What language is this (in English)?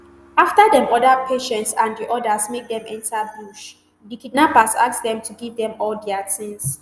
Nigerian Pidgin